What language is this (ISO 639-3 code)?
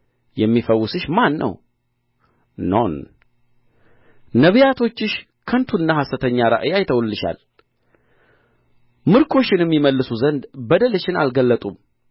amh